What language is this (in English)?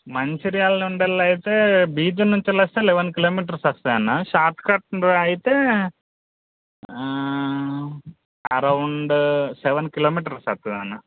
Telugu